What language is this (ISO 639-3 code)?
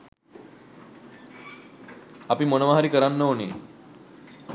sin